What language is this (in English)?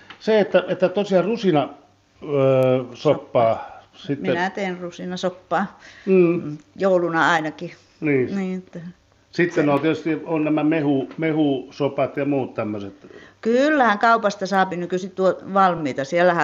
Finnish